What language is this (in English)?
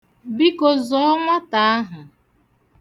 Igbo